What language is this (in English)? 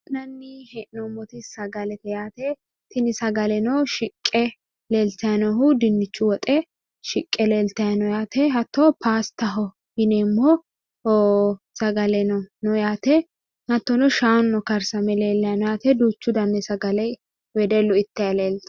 Sidamo